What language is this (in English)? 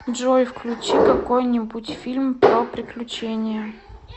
Russian